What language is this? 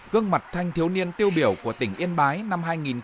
Vietnamese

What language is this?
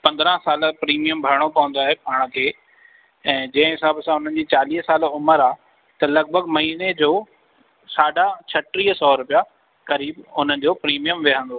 Sindhi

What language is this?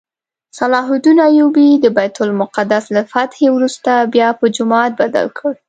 Pashto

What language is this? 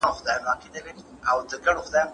Pashto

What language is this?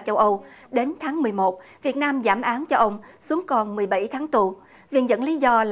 Vietnamese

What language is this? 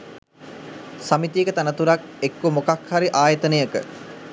Sinhala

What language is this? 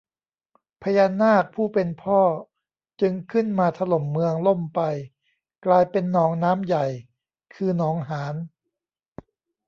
Thai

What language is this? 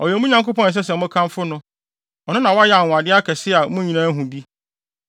Akan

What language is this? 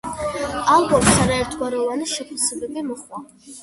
Georgian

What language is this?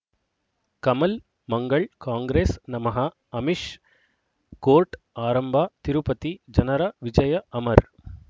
Kannada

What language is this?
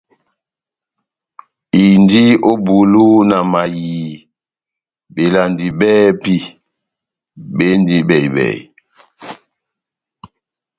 Batanga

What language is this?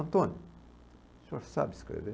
Portuguese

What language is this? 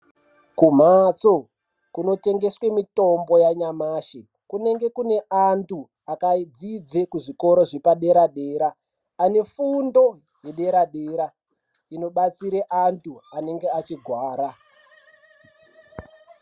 Ndau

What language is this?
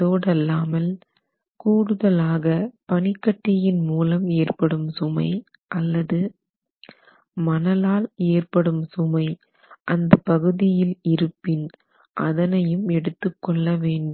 Tamil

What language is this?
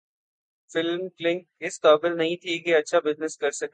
Urdu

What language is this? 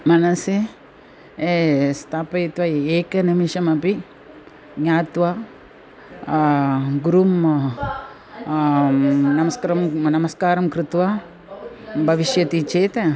Sanskrit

